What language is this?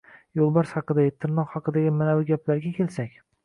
Uzbek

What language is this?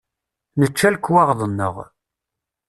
Kabyle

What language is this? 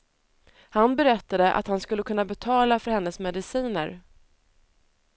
Swedish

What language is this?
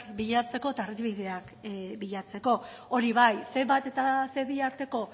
Basque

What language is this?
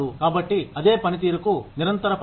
Telugu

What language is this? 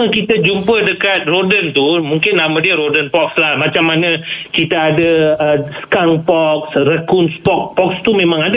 Malay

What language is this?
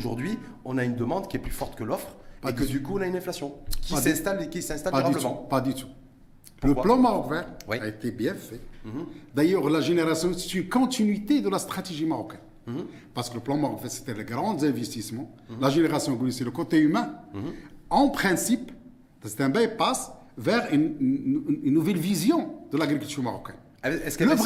French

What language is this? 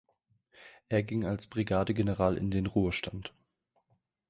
German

